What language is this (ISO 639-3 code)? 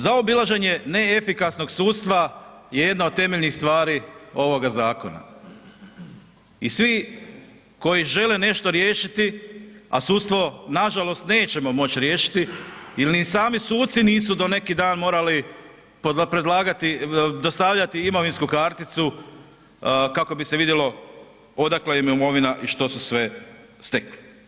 hrv